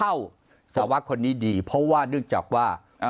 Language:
Thai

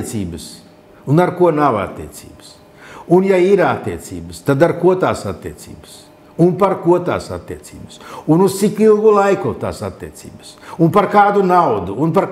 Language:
Latvian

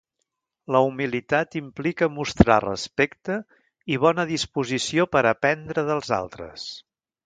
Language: Catalan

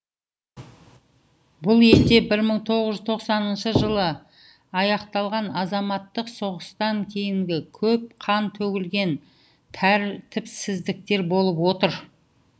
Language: Kazakh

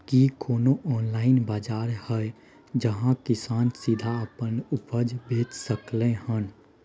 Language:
Maithili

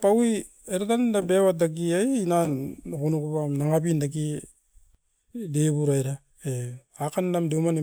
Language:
Askopan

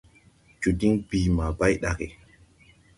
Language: Tupuri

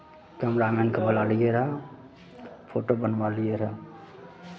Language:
Maithili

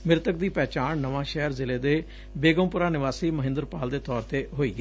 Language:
Punjabi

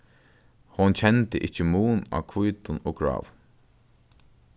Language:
Faroese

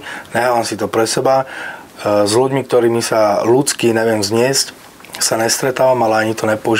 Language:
Slovak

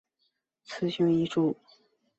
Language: Chinese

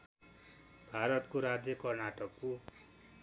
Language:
Nepali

